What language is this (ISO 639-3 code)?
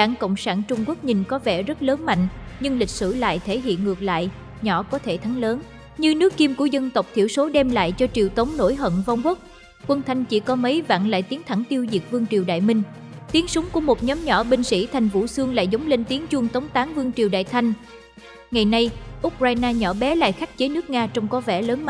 vie